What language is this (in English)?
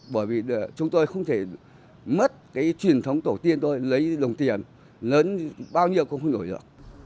Vietnamese